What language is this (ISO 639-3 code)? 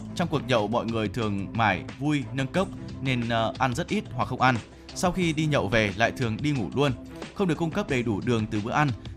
vie